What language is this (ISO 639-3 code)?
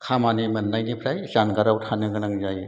brx